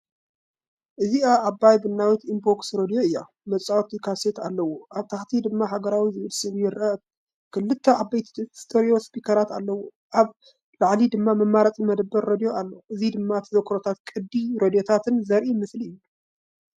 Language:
Tigrinya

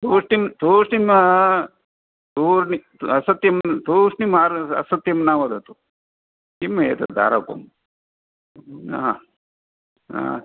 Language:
Sanskrit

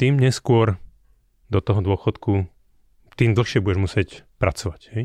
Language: Slovak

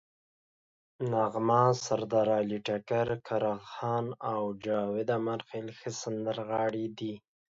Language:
Pashto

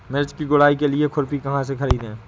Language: Hindi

